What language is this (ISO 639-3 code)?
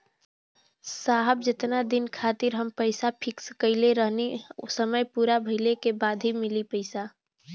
bho